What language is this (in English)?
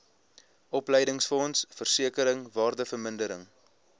Afrikaans